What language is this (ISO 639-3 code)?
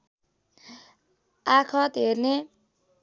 nep